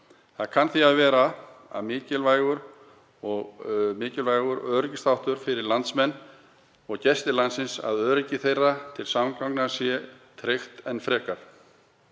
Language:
Icelandic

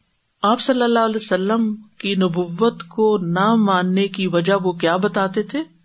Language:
Urdu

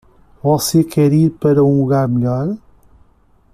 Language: Portuguese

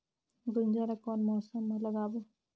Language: Chhattisgarhi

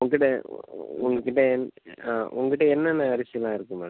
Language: Tamil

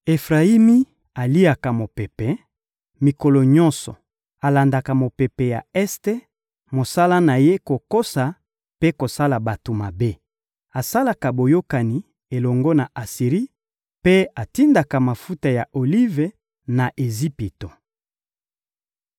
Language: Lingala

